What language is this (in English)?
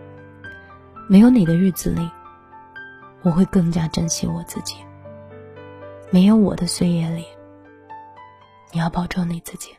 Chinese